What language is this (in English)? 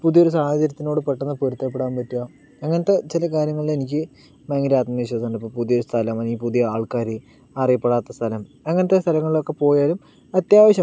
Malayalam